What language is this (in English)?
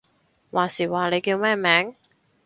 Cantonese